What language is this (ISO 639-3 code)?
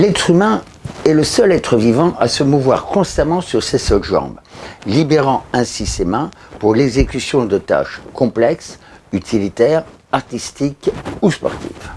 fra